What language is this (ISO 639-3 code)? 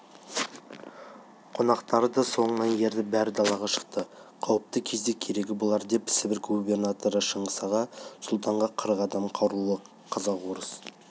kaz